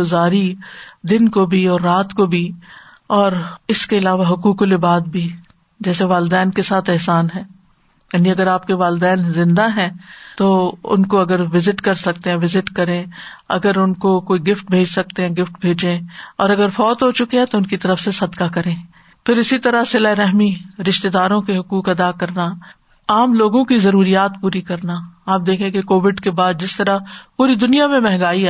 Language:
Urdu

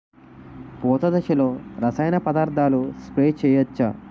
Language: Telugu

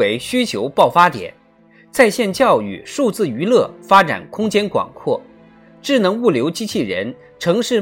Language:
Chinese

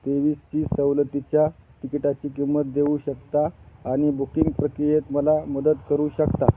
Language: Marathi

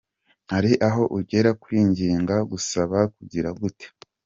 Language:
Kinyarwanda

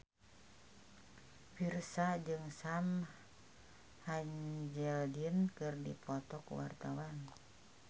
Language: Sundanese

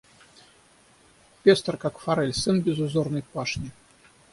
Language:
Russian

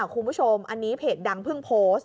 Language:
Thai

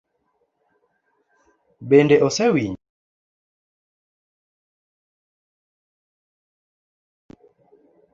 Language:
Luo (Kenya and Tanzania)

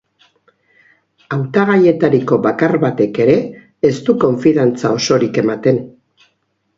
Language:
Basque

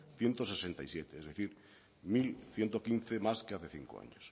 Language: Spanish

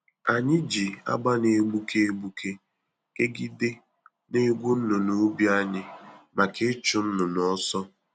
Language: Igbo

